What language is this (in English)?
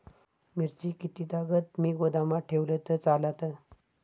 Marathi